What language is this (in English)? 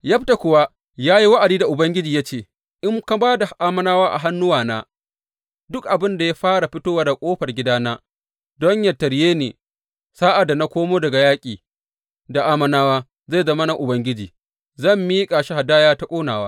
Hausa